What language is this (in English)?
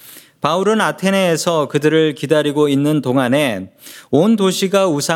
Korean